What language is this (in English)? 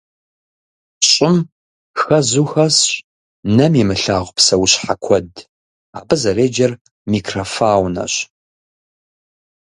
Kabardian